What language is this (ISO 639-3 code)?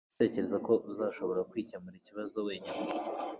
kin